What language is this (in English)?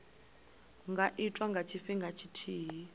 Venda